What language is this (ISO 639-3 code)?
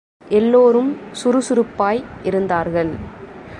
tam